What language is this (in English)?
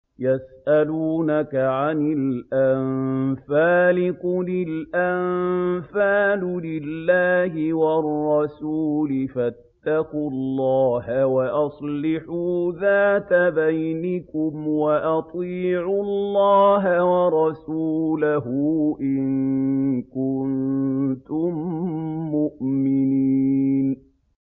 Arabic